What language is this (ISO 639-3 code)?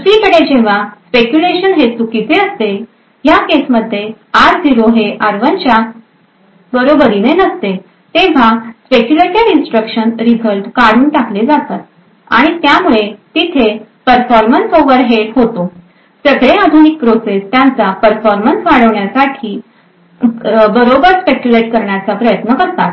mar